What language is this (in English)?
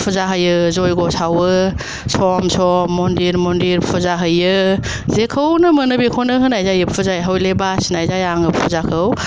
Bodo